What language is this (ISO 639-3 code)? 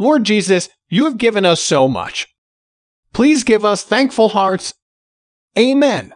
eng